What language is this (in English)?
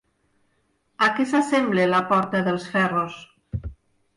Catalan